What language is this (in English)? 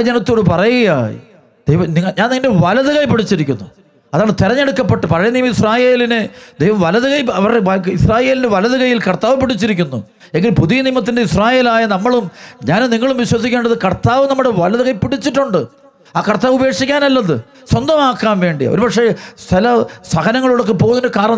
Malayalam